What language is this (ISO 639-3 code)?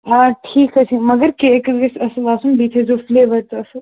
kas